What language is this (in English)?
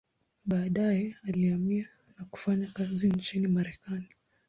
Swahili